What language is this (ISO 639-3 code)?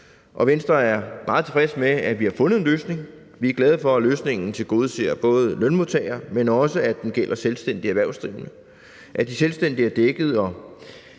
dan